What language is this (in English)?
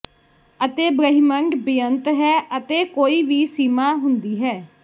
Punjabi